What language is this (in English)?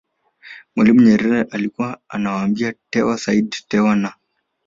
Swahili